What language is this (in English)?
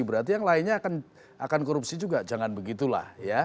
Indonesian